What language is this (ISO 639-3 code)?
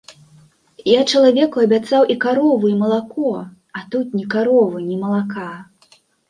bel